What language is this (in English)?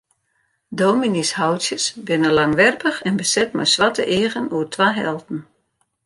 Western Frisian